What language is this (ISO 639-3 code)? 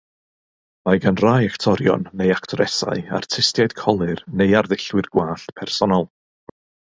cym